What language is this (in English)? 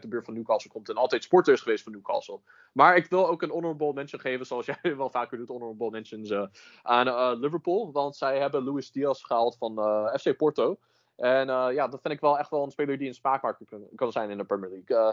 Dutch